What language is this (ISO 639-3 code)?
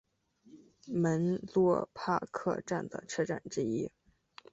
zho